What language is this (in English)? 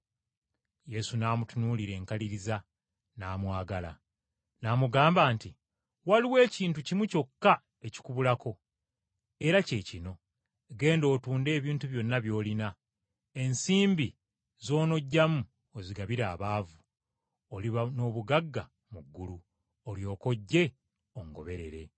Ganda